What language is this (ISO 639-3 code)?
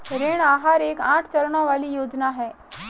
hin